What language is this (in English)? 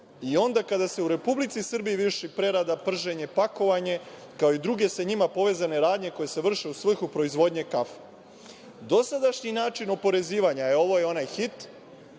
Serbian